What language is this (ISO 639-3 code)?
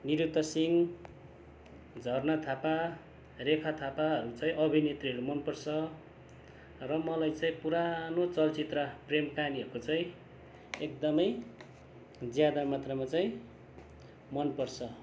nep